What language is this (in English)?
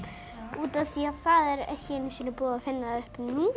Icelandic